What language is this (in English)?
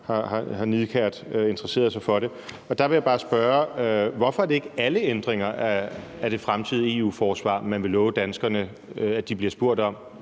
Danish